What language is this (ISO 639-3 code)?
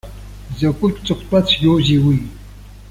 abk